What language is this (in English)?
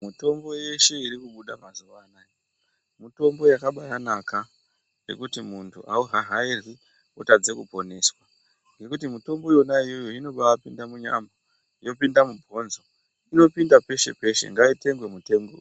Ndau